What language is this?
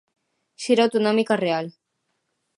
Galician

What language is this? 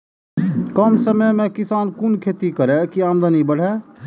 Maithili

